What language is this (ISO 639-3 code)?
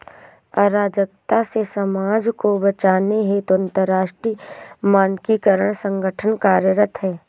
hin